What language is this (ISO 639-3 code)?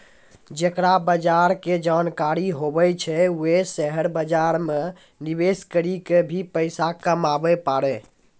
mai